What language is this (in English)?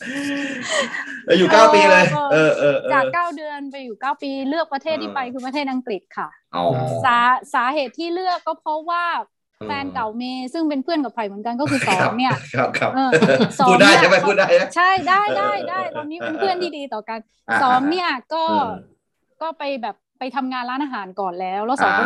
Thai